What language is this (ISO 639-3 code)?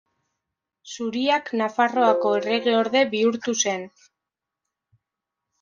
eus